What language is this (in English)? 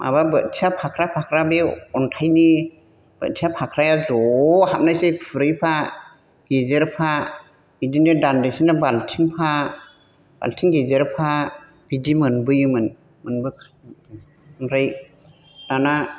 Bodo